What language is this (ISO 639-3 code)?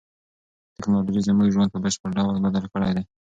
pus